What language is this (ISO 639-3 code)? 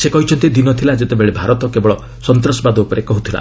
ori